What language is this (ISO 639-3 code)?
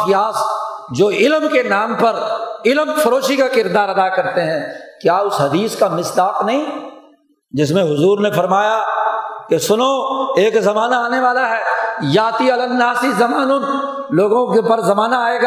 urd